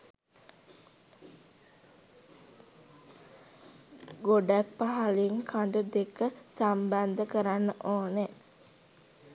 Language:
Sinhala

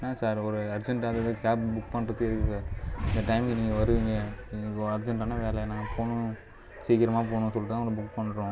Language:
Tamil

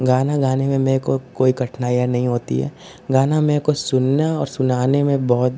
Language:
Hindi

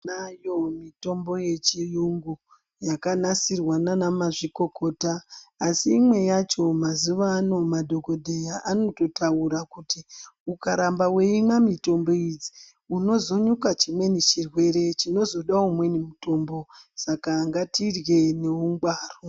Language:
Ndau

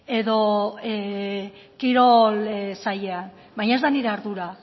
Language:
Basque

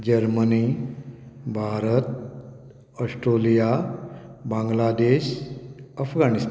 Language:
Konkani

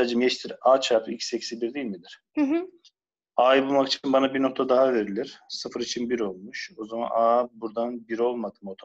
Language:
Turkish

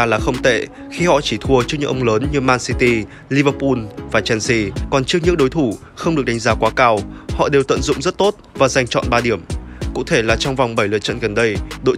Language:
Vietnamese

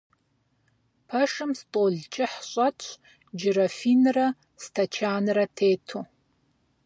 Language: Kabardian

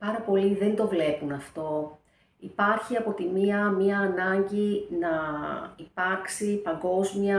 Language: Greek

